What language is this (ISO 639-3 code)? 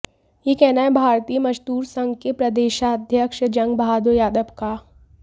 hin